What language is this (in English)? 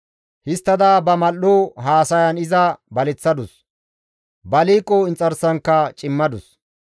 Gamo